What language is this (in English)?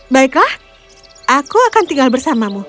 Indonesian